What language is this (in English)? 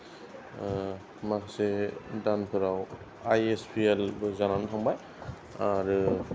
Bodo